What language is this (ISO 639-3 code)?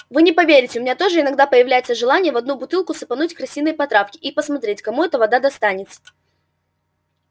rus